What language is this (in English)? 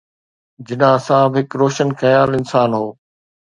Sindhi